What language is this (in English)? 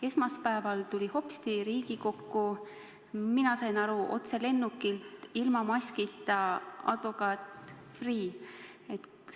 Estonian